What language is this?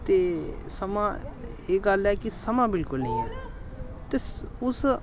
Dogri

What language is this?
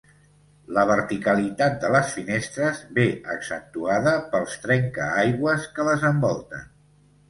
Catalan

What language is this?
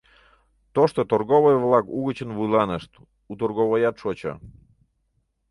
Mari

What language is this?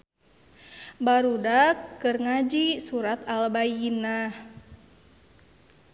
Sundanese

